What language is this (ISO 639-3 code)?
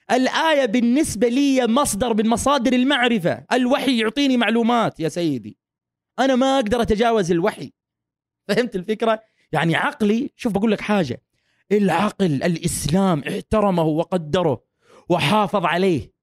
ara